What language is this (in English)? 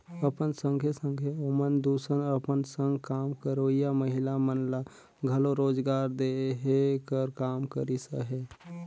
Chhattisgarhi